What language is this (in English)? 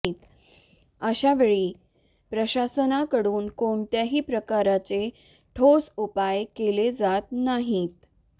Marathi